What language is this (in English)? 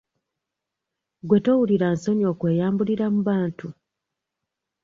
Ganda